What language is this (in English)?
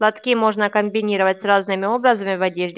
Russian